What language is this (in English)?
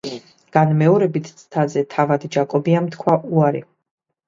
Georgian